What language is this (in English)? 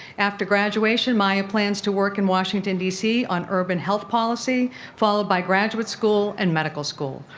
English